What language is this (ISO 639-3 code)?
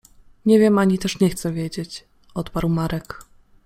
pol